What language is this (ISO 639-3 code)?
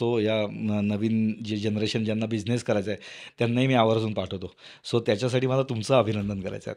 mar